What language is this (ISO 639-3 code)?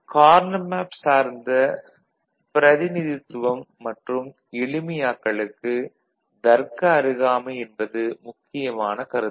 tam